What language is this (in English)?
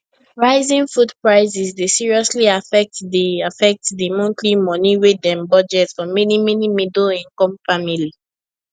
Nigerian Pidgin